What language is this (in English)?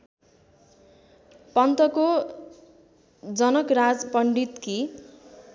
Nepali